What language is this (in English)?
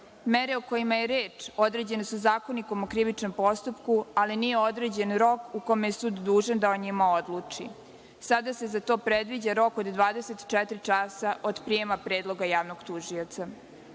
Serbian